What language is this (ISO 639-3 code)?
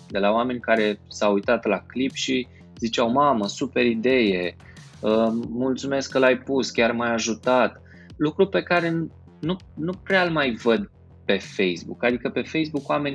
ron